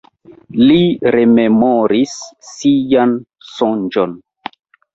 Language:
Esperanto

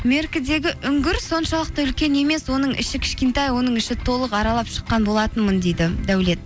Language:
Kazakh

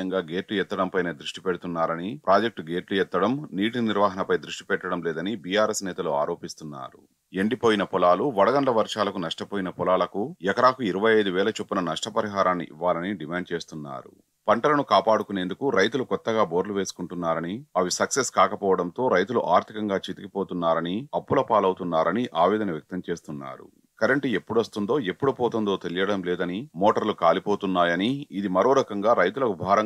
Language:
Telugu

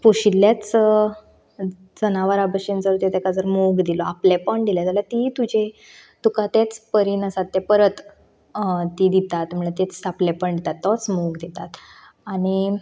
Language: Konkani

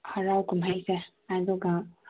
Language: Manipuri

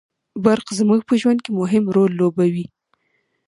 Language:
Pashto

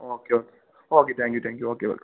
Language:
Malayalam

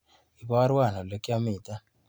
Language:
Kalenjin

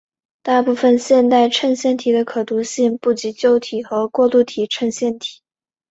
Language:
Chinese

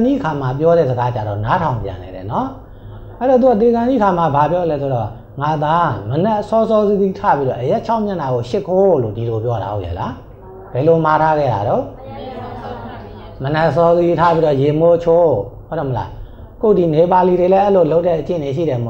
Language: Thai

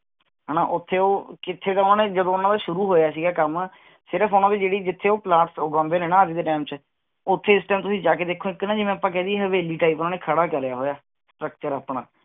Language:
Punjabi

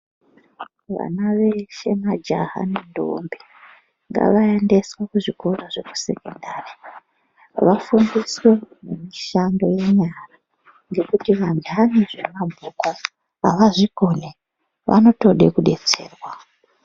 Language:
Ndau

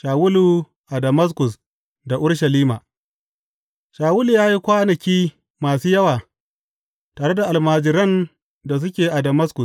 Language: Hausa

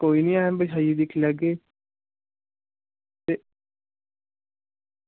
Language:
Dogri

